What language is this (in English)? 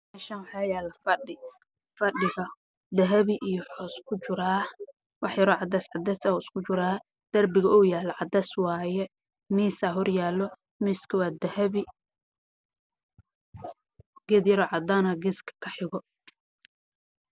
Somali